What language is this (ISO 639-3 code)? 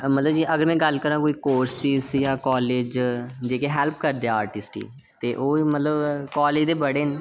doi